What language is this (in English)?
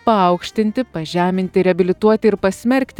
Lithuanian